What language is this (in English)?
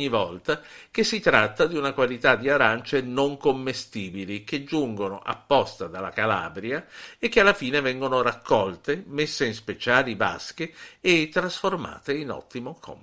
Italian